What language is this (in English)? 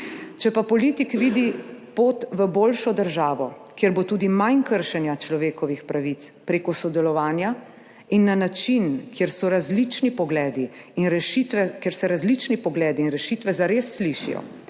Slovenian